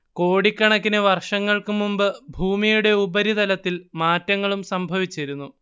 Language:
Malayalam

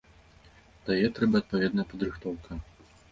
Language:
Belarusian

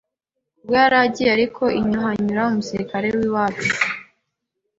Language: Kinyarwanda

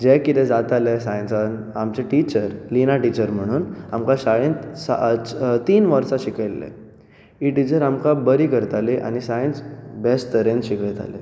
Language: Konkani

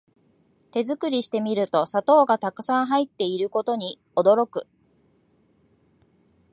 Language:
Japanese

